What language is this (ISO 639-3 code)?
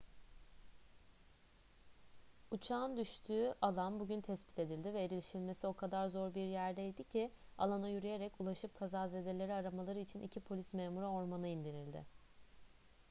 tur